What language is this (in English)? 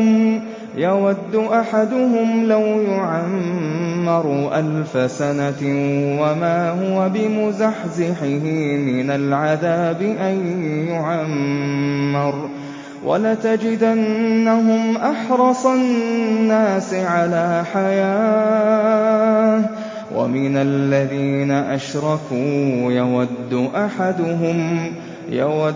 Arabic